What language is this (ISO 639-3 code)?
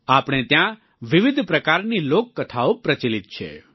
guj